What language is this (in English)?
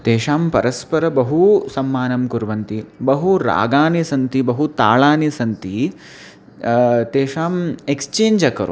Sanskrit